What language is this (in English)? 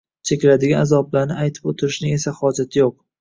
Uzbek